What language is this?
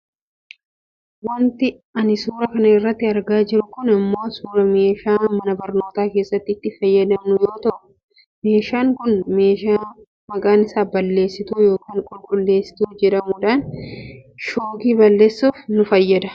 Oromo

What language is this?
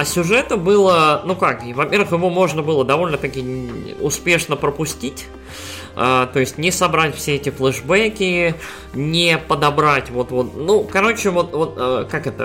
Russian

